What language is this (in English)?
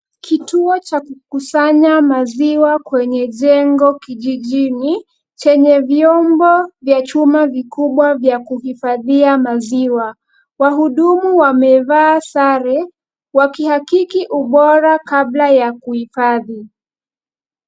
Swahili